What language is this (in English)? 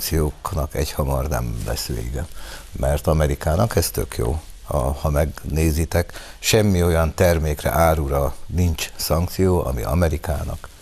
Hungarian